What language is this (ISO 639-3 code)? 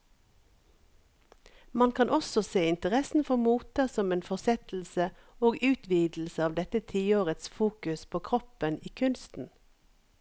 nor